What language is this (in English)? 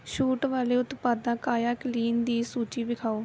Punjabi